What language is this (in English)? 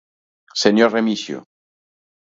Galician